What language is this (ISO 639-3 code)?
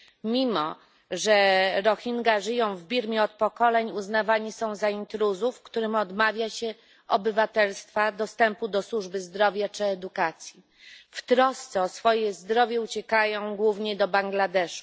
pol